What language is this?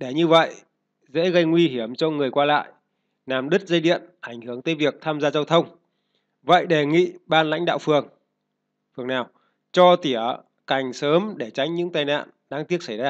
Vietnamese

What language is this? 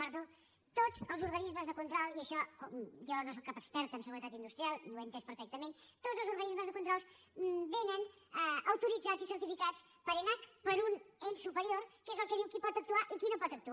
Catalan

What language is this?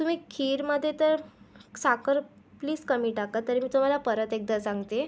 Marathi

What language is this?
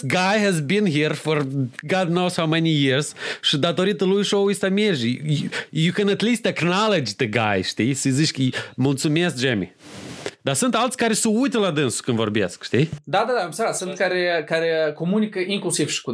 Romanian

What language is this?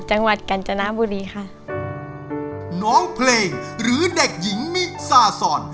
Thai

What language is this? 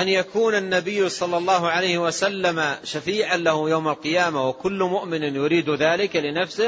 Arabic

